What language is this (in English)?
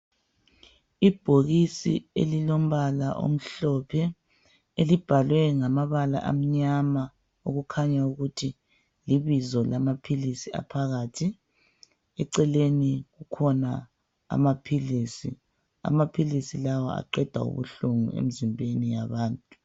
North Ndebele